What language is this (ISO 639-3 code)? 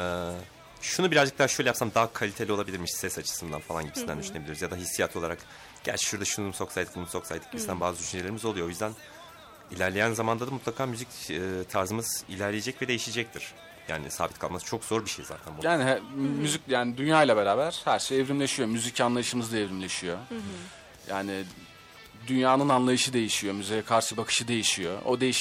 tur